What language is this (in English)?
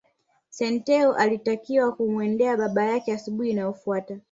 Swahili